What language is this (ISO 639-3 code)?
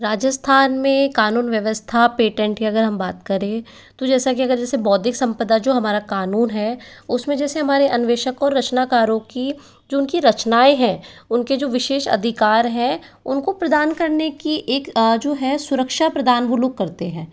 hin